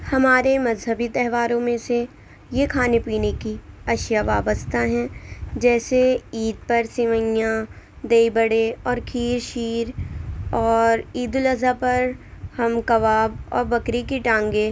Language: Urdu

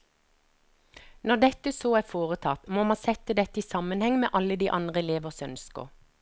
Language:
Norwegian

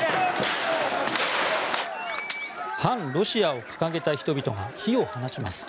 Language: Japanese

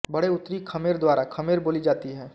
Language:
Hindi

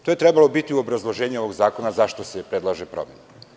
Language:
Serbian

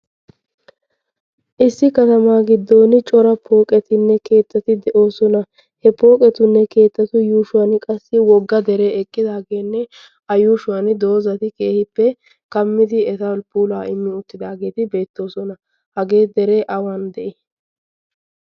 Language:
Wolaytta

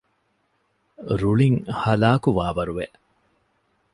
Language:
Divehi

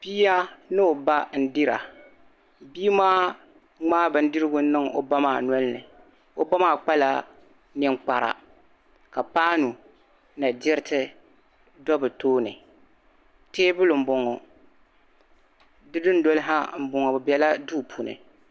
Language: Dagbani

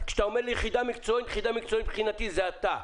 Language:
Hebrew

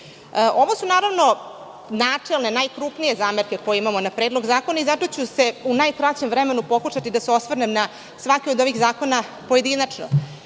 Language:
Serbian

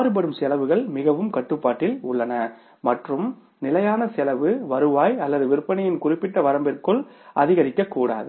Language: Tamil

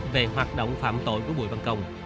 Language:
Vietnamese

